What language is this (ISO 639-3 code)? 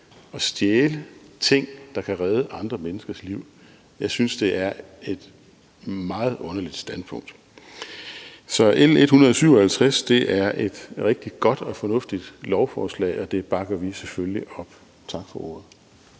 dan